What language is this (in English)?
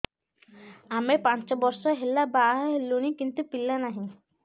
Odia